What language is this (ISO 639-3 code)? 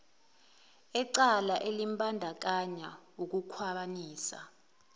zul